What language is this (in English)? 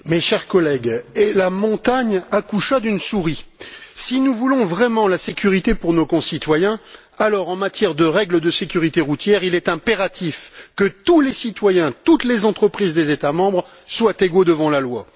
French